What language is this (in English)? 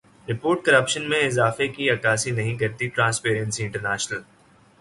Urdu